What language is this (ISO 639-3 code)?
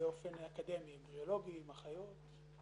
heb